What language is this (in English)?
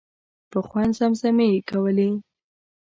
Pashto